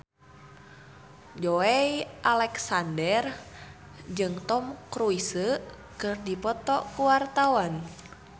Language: Sundanese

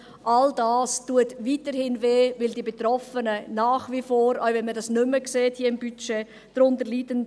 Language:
Swiss German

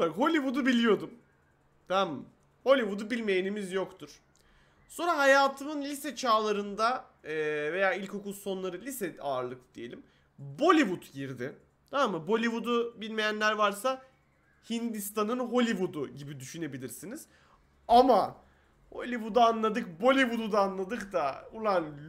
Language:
Turkish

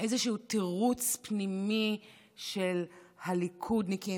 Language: Hebrew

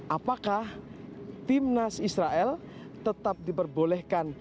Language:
Indonesian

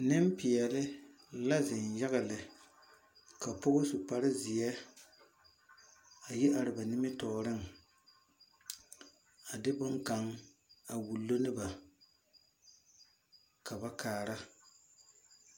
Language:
Southern Dagaare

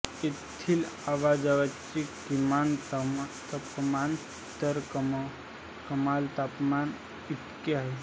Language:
Marathi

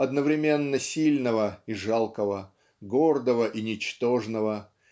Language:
Russian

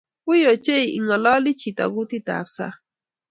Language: Kalenjin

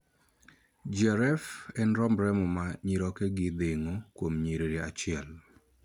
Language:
Luo (Kenya and Tanzania)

